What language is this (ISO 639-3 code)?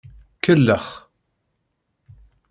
kab